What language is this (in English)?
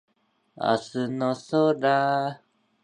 Japanese